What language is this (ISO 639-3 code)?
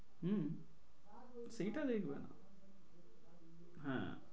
ben